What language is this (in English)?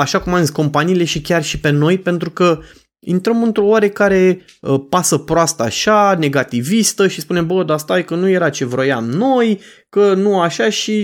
Romanian